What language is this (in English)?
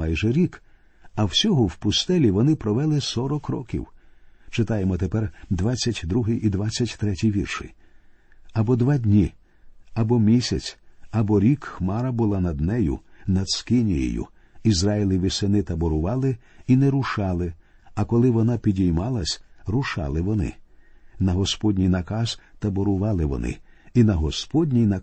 Ukrainian